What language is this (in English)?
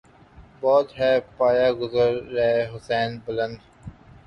Urdu